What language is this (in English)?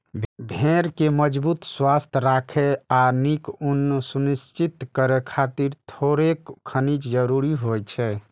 Maithili